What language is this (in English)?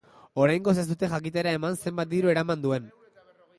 Basque